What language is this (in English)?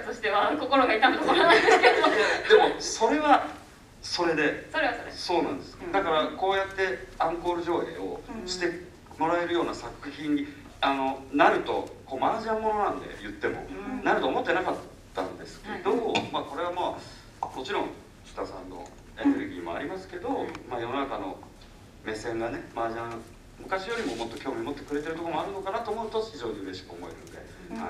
Japanese